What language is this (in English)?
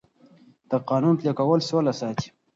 Pashto